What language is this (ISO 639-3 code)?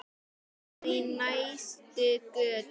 isl